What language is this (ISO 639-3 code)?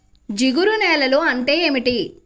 tel